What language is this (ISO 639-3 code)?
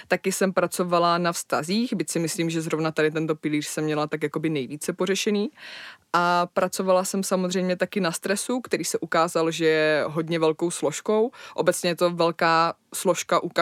ces